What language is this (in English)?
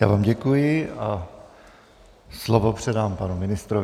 Czech